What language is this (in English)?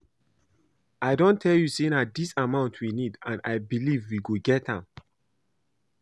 Nigerian Pidgin